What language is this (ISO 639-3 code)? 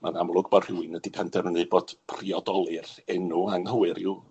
cym